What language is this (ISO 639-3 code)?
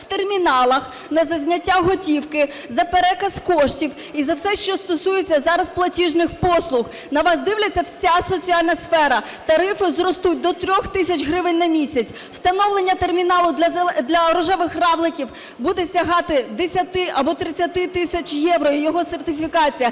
ukr